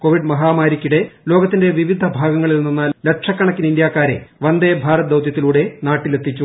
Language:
Malayalam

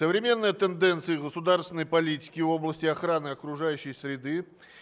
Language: Russian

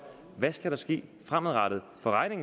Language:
Danish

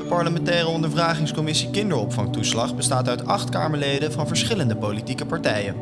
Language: Dutch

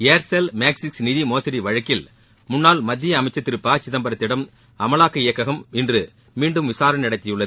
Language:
Tamil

